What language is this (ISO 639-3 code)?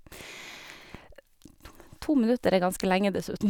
nor